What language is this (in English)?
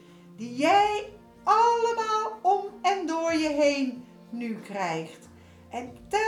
Dutch